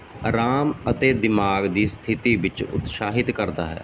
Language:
Punjabi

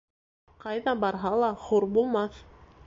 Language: Bashkir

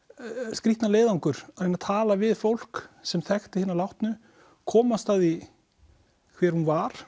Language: Icelandic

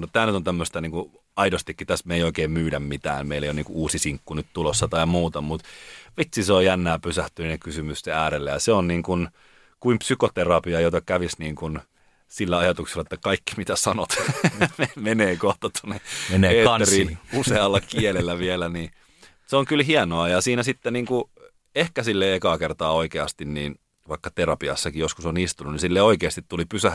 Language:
Finnish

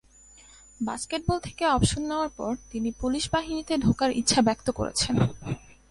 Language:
Bangla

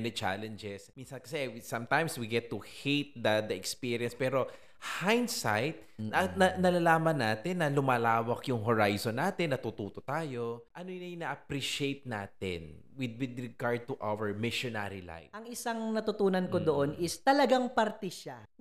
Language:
Filipino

